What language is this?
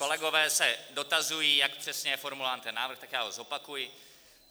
Czech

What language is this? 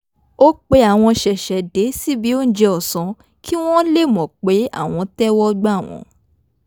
Yoruba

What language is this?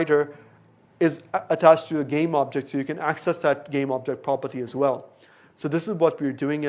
English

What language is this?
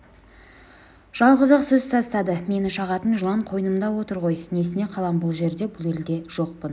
Kazakh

